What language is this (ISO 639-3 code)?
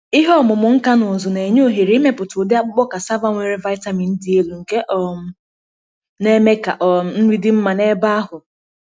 ibo